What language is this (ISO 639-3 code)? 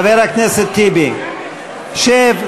heb